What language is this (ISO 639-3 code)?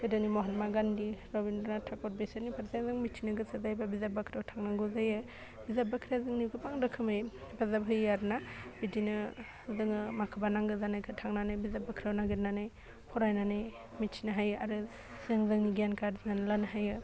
brx